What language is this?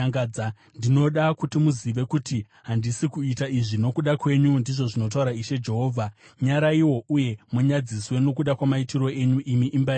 Shona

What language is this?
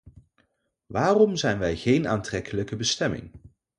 Dutch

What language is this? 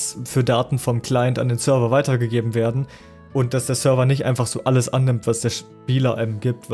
German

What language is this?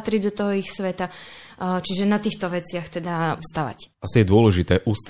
Slovak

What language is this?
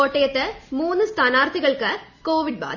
Malayalam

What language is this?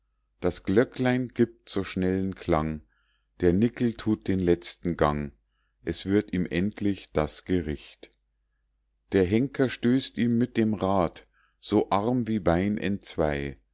German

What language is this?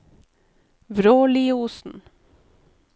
Norwegian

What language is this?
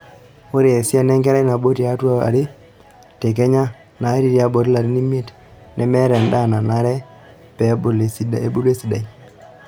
Masai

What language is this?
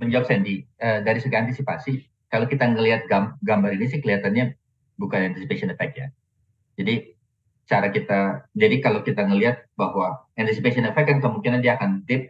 Indonesian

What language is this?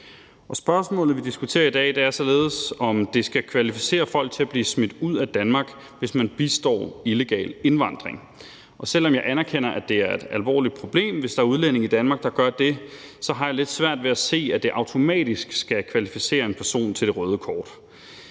Danish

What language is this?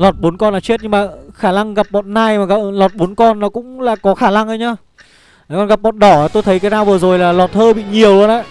Vietnamese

